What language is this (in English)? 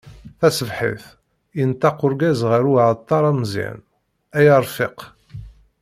Kabyle